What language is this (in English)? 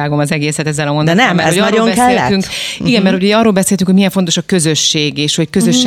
Hungarian